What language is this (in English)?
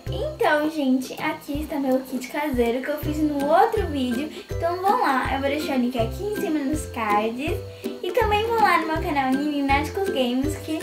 Portuguese